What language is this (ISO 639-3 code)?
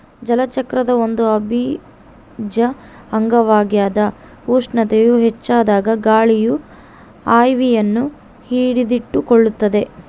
kan